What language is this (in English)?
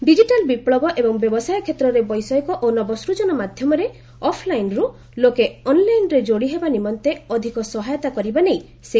Odia